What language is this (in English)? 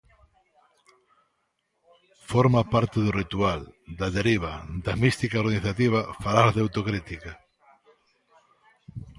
Galician